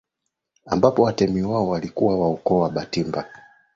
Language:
Swahili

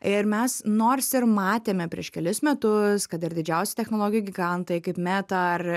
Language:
Lithuanian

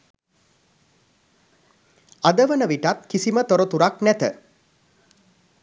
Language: Sinhala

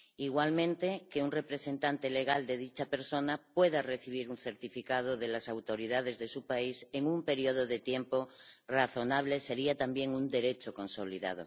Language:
Spanish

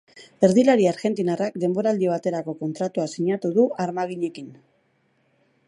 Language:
Basque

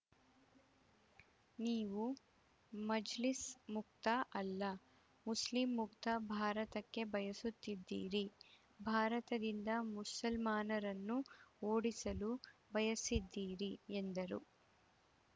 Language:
Kannada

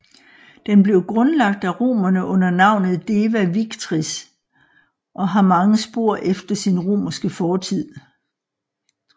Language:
Danish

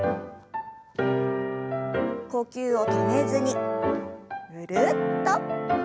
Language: Japanese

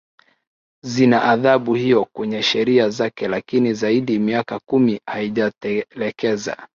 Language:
Swahili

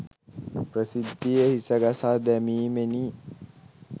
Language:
Sinhala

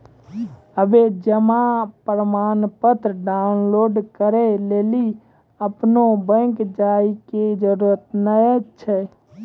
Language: Maithili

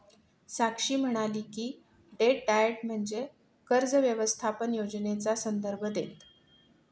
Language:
Marathi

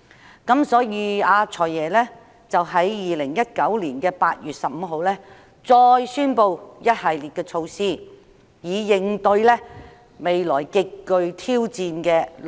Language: Cantonese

